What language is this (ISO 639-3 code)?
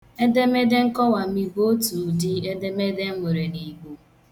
ibo